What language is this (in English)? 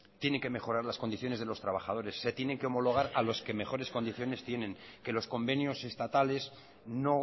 Spanish